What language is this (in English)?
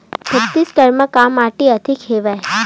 Chhattisgarhi